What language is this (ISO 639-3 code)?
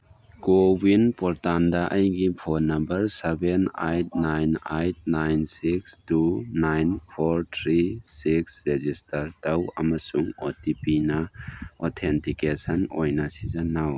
mni